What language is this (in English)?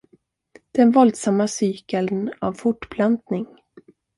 Swedish